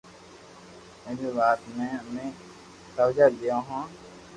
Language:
Loarki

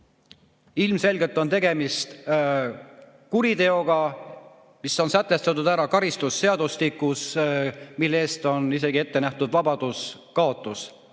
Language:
Estonian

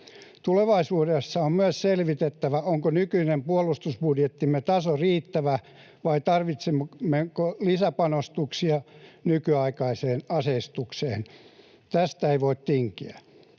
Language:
Finnish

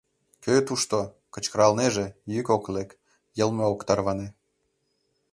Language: Mari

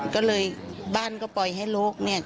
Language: Thai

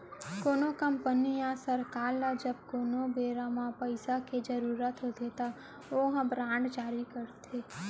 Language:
Chhattisgarhi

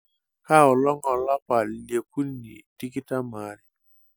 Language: Masai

